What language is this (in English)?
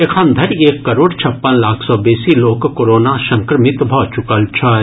Maithili